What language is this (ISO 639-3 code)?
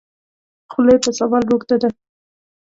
pus